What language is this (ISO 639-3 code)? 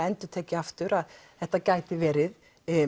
isl